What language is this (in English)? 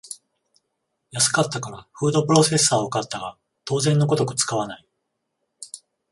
Japanese